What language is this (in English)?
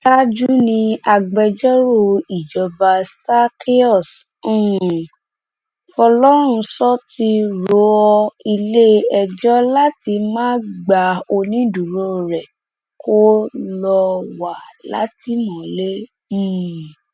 Yoruba